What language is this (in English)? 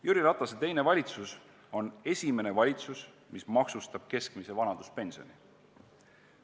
Estonian